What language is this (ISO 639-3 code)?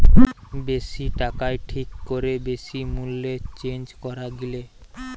ben